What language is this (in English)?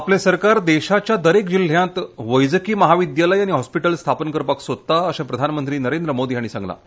Konkani